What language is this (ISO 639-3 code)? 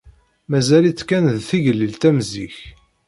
kab